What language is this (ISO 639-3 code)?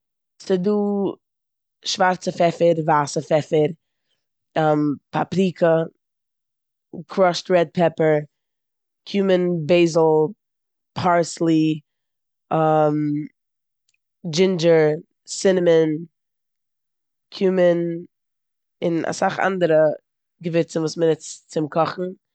yid